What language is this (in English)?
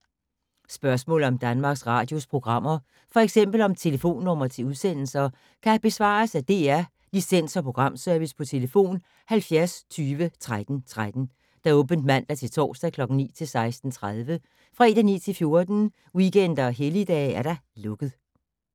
Danish